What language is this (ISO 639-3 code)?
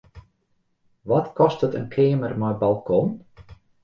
fry